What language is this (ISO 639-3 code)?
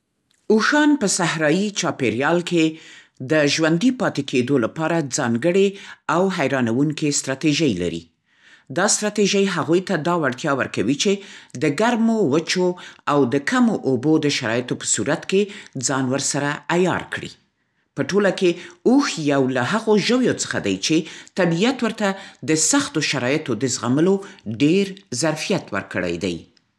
pst